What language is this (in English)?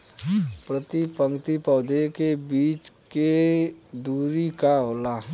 Bhojpuri